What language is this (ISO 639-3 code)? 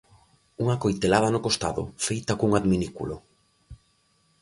glg